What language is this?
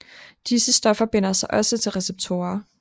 Danish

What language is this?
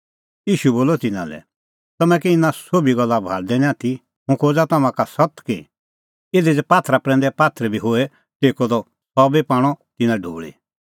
Kullu Pahari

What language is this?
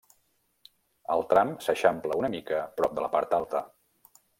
Catalan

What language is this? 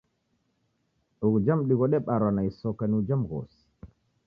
Taita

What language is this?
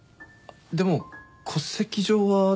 Japanese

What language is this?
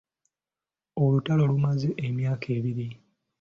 Ganda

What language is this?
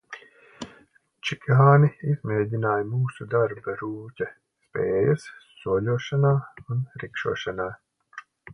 Latvian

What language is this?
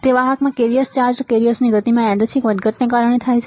Gujarati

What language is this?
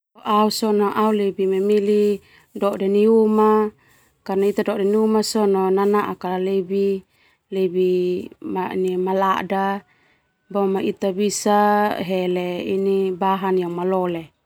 Termanu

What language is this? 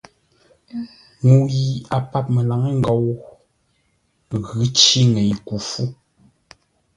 Ngombale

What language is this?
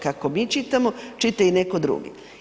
Croatian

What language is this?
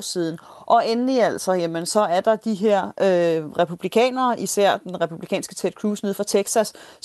Danish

